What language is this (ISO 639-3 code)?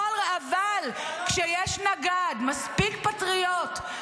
heb